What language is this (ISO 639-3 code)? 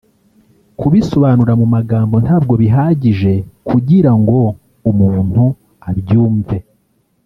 kin